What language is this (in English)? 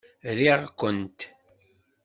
Kabyle